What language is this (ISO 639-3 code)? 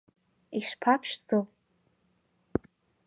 abk